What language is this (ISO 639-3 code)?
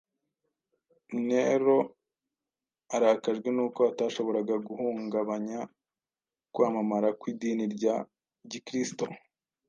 kin